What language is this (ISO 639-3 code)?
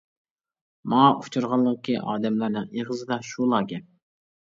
uig